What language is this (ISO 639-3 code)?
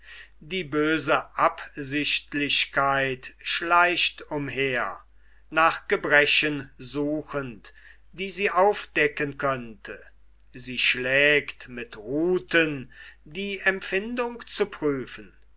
deu